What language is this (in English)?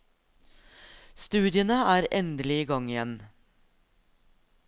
Norwegian